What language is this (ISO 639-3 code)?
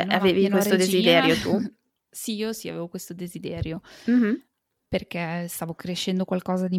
ita